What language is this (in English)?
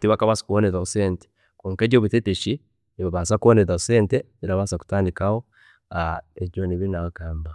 Chiga